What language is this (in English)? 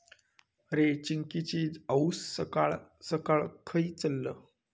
Marathi